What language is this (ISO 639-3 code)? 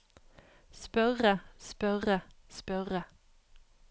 nor